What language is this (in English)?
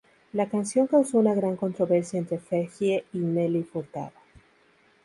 Spanish